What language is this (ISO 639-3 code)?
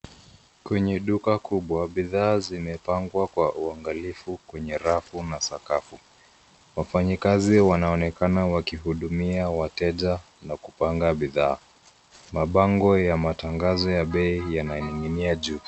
swa